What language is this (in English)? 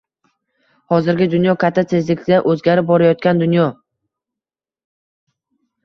Uzbek